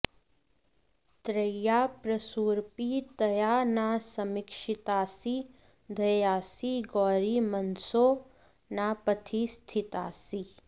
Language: Sanskrit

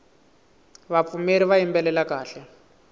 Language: Tsonga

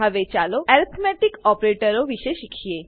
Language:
Gujarati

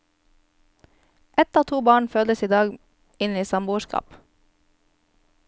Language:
Norwegian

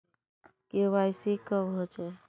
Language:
Magahi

